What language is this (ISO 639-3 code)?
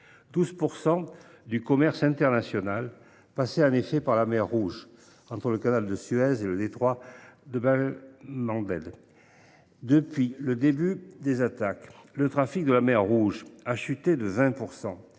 fra